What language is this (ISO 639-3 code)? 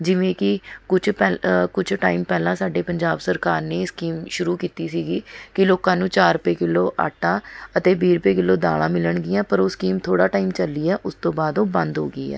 pan